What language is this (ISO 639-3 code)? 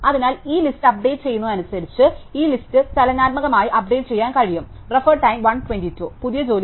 mal